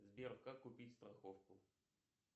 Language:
Russian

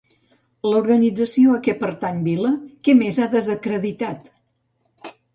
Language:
Catalan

